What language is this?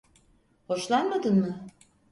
Turkish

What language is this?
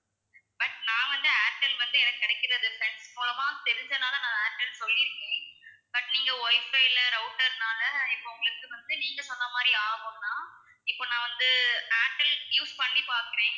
Tamil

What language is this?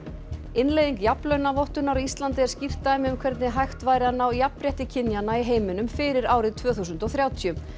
Icelandic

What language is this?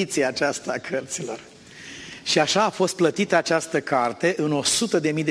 Romanian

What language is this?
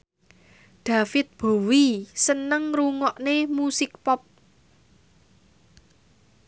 Javanese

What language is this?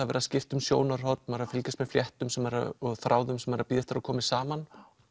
Icelandic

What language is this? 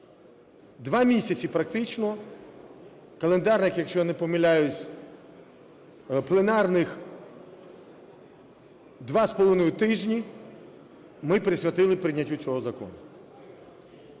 Ukrainian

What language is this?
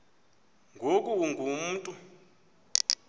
Xhosa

